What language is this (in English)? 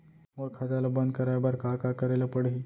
Chhattisgarhi